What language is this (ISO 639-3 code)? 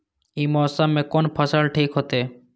mai